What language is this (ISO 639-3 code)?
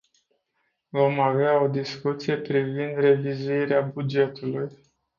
ron